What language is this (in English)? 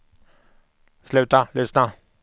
Swedish